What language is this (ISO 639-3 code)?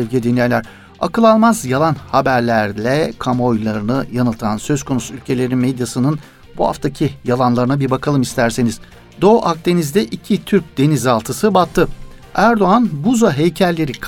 tur